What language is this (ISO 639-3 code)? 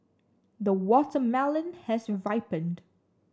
eng